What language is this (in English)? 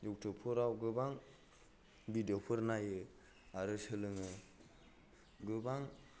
Bodo